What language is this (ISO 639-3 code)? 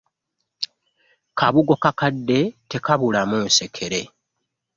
lug